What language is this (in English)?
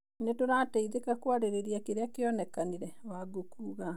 Kikuyu